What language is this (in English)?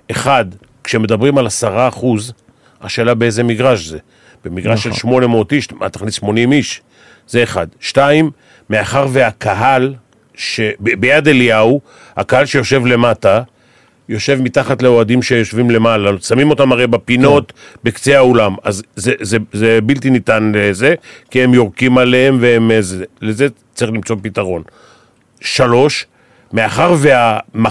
Hebrew